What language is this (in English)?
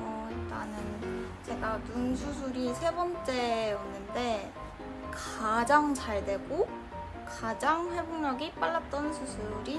Korean